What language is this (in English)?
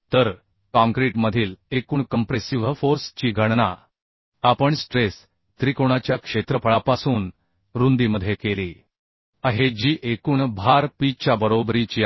Marathi